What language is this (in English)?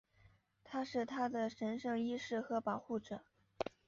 Chinese